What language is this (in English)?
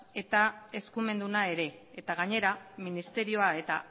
Basque